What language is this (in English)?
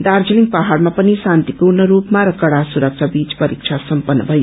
Nepali